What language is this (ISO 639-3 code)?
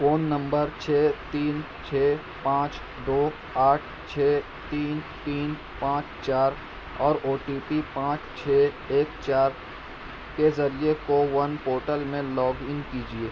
urd